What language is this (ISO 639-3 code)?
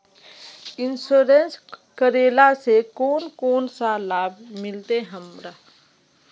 mag